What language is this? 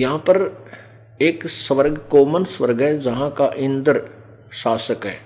Hindi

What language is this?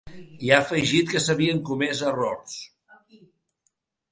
Catalan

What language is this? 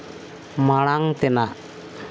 Santali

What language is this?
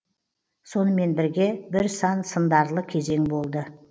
Kazakh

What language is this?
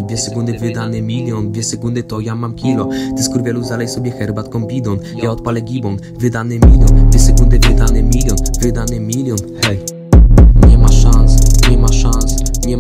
Russian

